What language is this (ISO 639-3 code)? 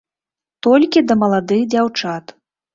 bel